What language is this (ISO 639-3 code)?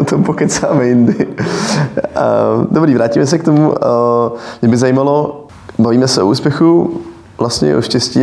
ces